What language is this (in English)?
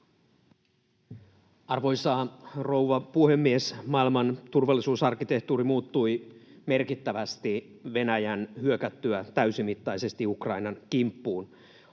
Finnish